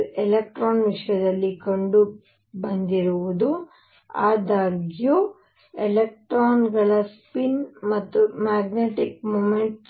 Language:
Kannada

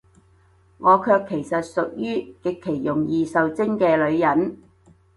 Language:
Cantonese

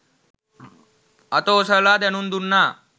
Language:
Sinhala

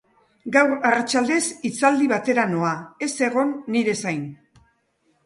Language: Basque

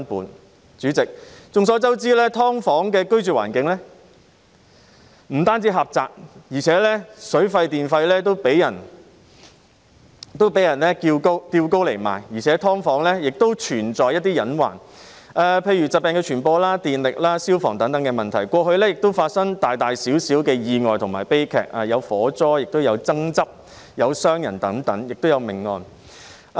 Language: Cantonese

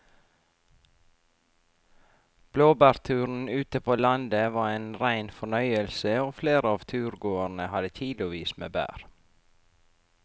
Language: Norwegian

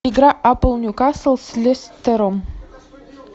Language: Russian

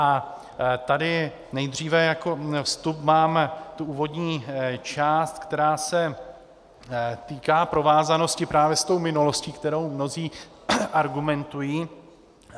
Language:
Czech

